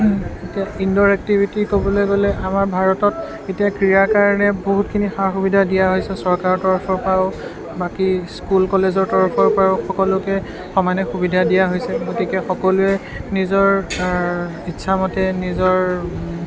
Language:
Assamese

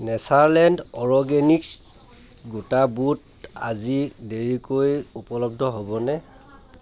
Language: Assamese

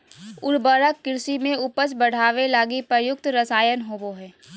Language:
Magahi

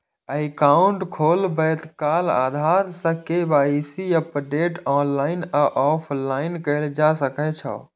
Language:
Maithili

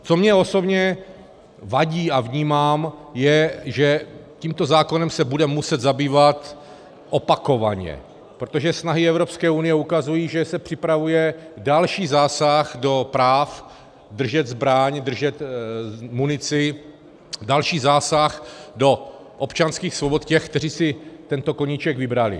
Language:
Czech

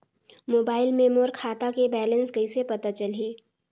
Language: Chhattisgarhi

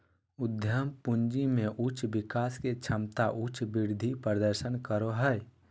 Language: Magahi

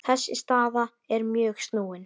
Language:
Icelandic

